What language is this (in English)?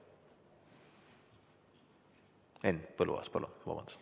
Estonian